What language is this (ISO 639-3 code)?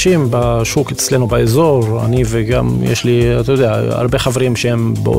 heb